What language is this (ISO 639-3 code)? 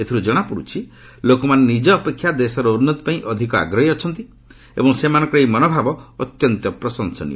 ori